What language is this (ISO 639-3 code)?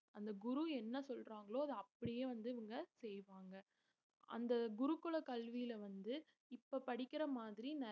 tam